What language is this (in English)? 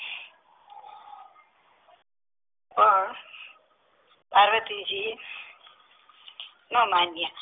Gujarati